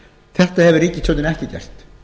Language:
Icelandic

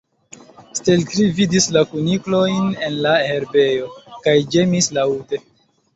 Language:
Esperanto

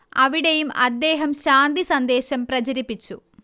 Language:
Malayalam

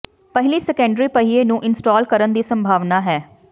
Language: Punjabi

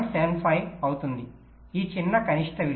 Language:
Telugu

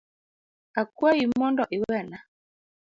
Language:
Luo (Kenya and Tanzania)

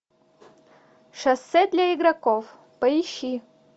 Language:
Russian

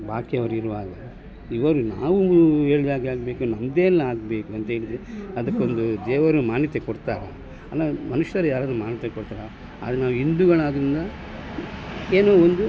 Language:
Kannada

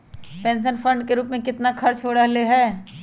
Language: Magahi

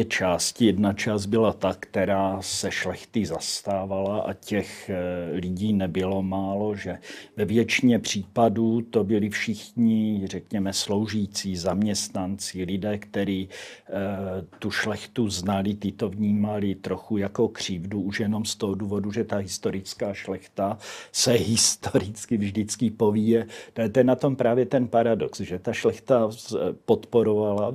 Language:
Czech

